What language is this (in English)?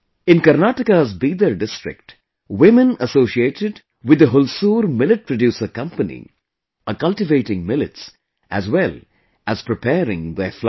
English